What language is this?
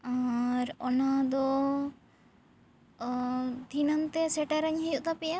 Santali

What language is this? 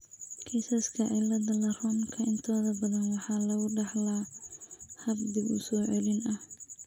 Somali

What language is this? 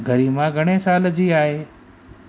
Sindhi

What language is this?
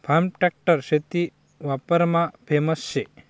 Marathi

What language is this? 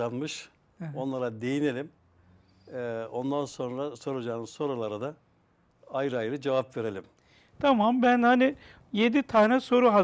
Turkish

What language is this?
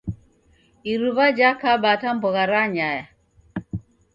Taita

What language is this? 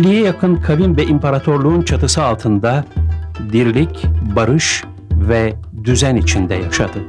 Turkish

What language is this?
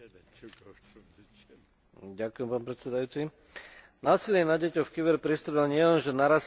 Slovak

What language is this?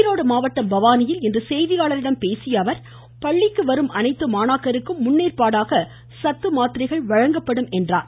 Tamil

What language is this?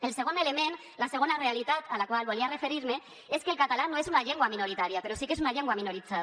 Catalan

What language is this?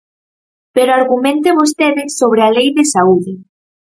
Galician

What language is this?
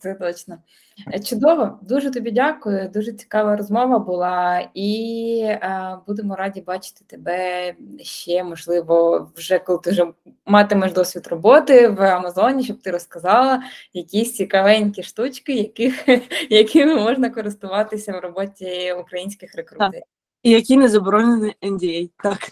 Ukrainian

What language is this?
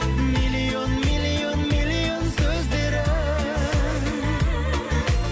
Kazakh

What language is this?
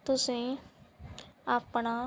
Punjabi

